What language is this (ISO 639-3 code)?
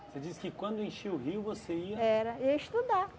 por